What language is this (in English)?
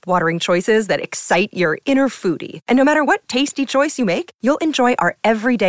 Vietnamese